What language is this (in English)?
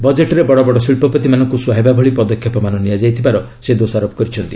Odia